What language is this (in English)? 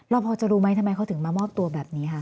Thai